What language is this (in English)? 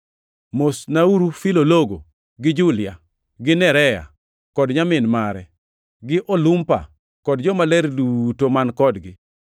Luo (Kenya and Tanzania)